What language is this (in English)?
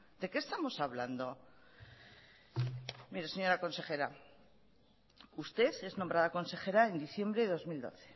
Spanish